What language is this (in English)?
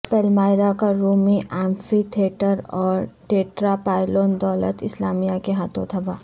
Urdu